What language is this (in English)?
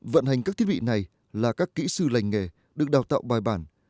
Vietnamese